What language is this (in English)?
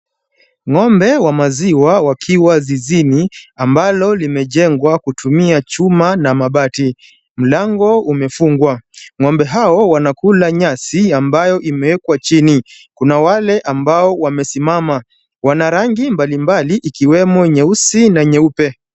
Swahili